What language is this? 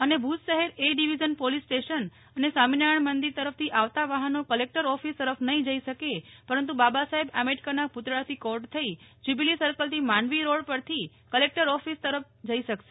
Gujarati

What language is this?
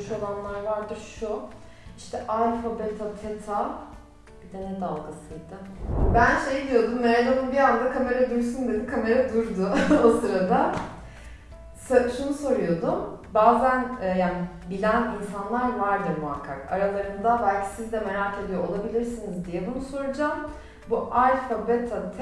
Turkish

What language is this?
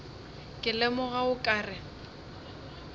Northern Sotho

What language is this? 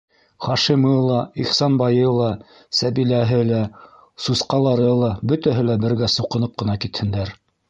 Bashkir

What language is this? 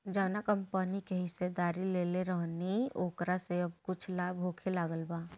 Bhojpuri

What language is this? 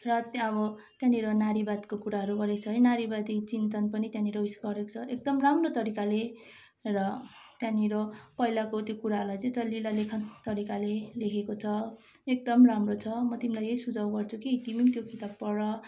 Nepali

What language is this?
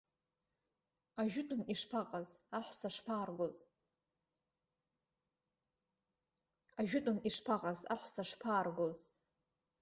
Abkhazian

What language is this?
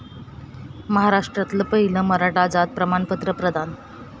Marathi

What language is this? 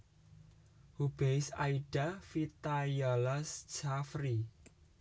Javanese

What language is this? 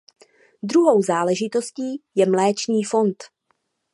Czech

